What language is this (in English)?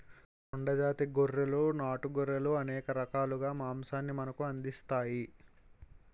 Telugu